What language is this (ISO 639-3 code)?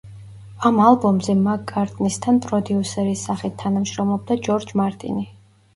kat